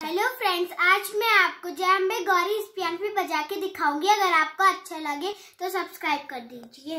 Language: Hindi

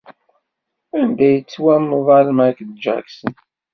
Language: Kabyle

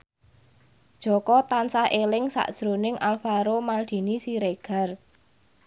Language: Javanese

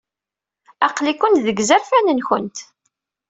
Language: Kabyle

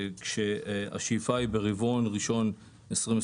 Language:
Hebrew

